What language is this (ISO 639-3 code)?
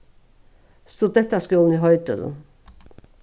fao